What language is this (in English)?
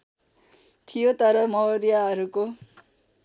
Nepali